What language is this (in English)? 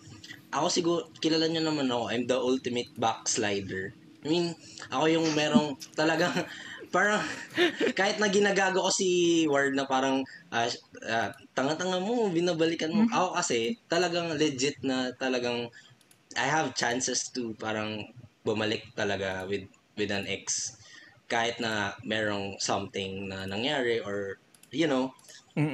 Filipino